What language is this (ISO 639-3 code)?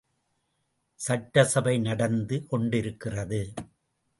tam